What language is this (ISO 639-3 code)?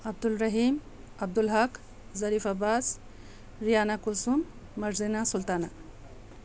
mni